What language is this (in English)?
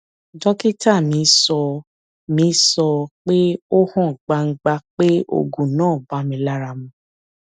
Yoruba